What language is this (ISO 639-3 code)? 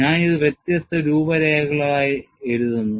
mal